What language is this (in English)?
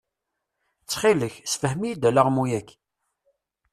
Kabyle